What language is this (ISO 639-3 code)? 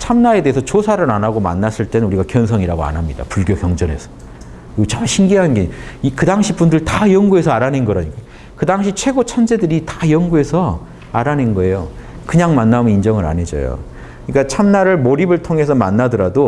kor